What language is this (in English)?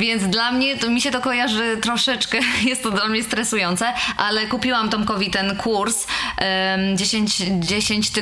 Polish